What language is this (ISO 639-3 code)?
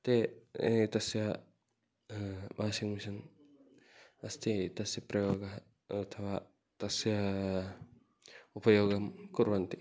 san